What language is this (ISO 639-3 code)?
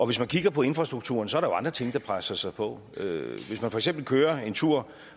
dan